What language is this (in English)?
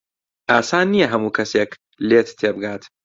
Central Kurdish